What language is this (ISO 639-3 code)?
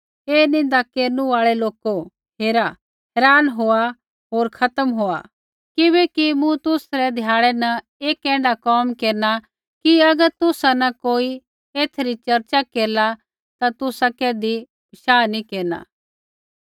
kfx